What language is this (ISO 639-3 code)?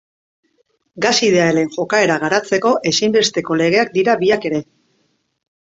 eus